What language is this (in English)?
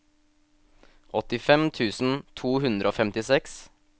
Norwegian